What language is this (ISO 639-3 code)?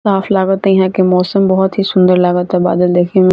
bho